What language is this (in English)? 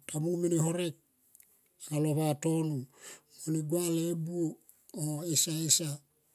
Tomoip